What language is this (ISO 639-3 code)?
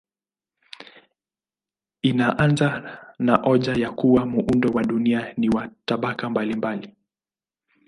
swa